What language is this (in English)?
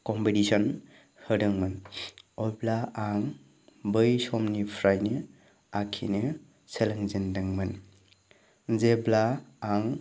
Bodo